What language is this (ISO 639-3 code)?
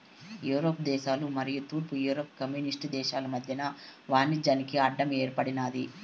tel